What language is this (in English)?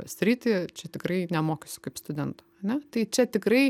Lithuanian